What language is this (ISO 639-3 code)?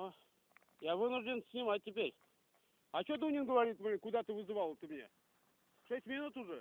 rus